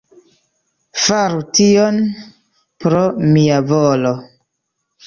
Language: Esperanto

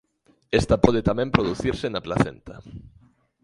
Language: Galician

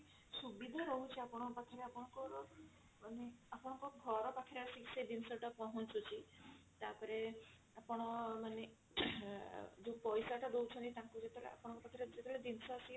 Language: Odia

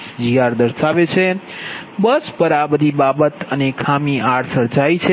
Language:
Gujarati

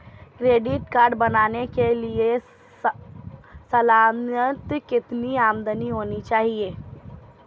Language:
Hindi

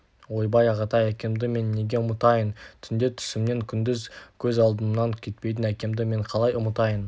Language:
Kazakh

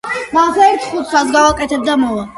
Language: Georgian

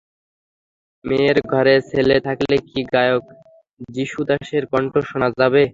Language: Bangla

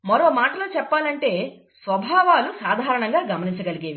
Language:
Telugu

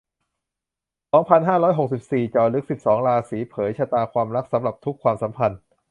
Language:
Thai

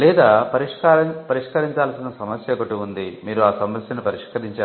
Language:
Telugu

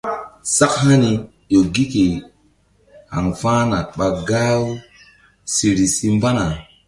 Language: Mbum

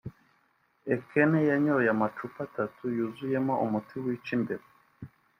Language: Kinyarwanda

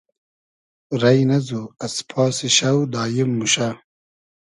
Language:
Hazaragi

